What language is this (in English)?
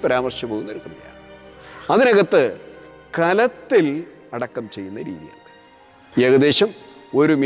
Malayalam